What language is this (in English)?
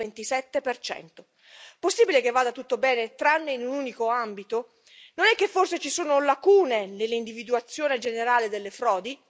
Italian